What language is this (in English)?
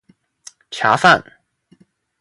Chinese